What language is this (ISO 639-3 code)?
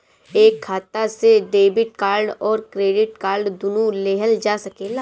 bho